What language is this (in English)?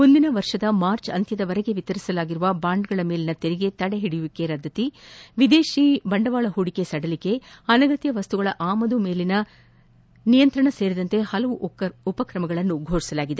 Kannada